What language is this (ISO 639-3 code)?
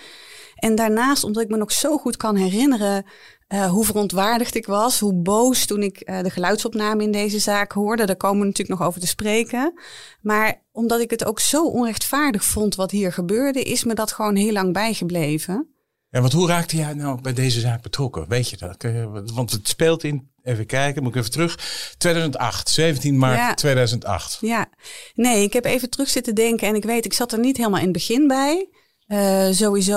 nld